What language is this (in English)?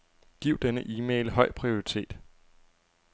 Danish